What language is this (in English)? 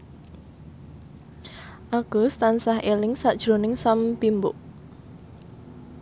Javanese